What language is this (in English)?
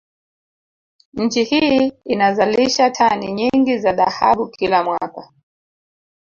Swahili